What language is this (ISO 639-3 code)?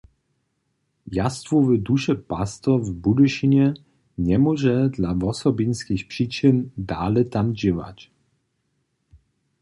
hsb